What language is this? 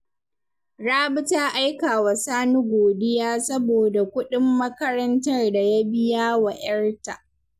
Hausa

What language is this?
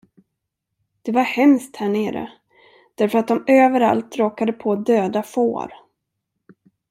Swedish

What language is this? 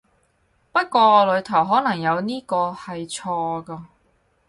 Cantonese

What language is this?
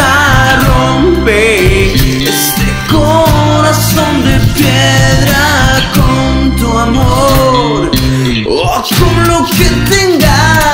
Spanish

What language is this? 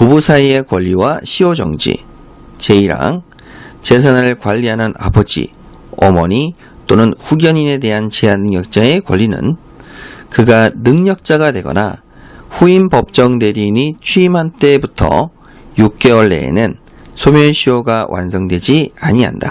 Korean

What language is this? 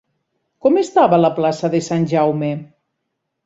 Catalan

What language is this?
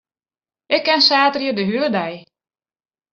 Western Frisian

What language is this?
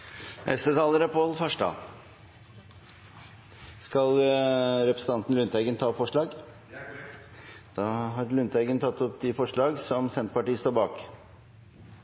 Norwegian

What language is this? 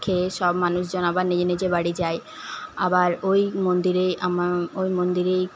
Bangla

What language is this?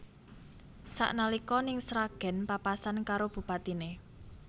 Javanese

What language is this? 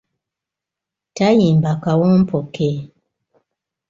Ganda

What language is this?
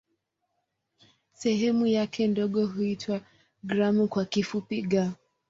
Swahili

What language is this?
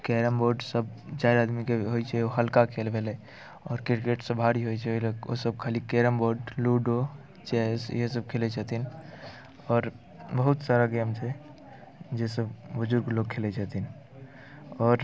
Maithili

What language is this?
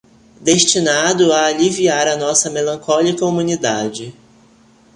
Portuguese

